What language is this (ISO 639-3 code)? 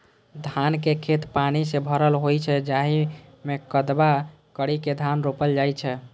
mai